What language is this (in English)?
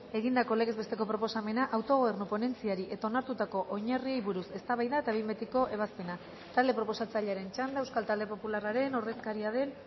Basque